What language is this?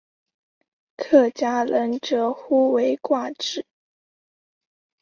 Chinese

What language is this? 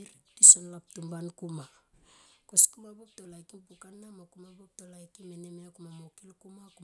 Tomoip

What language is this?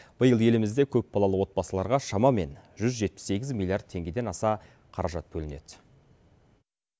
Kazakh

